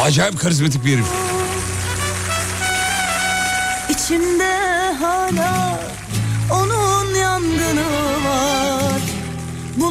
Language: Turkish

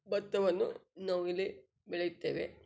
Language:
Kannada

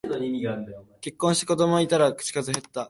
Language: Japanese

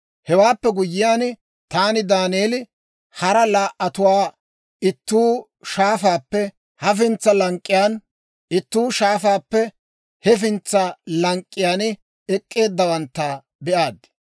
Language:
Dawro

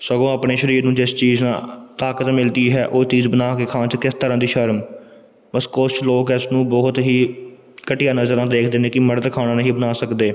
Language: Punjabi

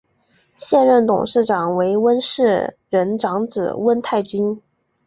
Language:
Chinese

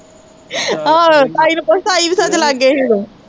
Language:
Punjabi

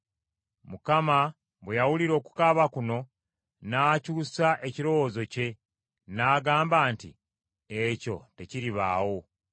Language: Ganda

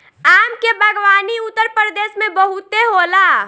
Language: Bhojpuri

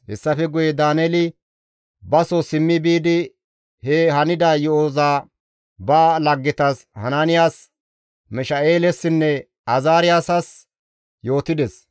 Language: Gamo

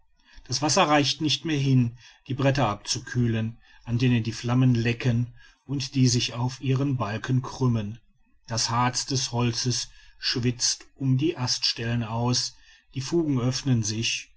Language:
German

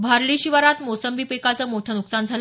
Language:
Marathi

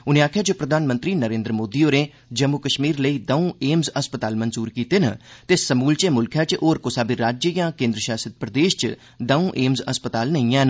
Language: Dogri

